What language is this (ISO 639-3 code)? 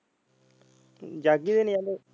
pan